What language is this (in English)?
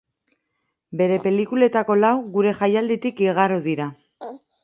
Basque